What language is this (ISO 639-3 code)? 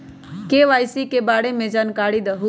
mag